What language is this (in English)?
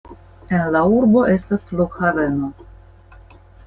Esperanto